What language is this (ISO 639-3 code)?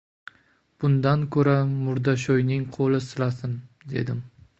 uzb